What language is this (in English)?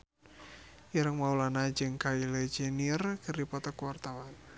Sundanese